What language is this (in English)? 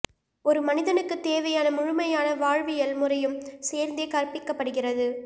Tamil